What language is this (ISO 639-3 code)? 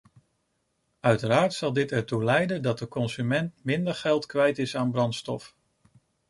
nld